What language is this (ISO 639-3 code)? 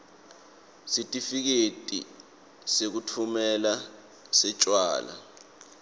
ssw